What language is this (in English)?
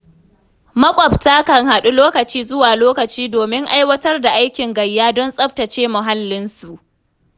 Hausa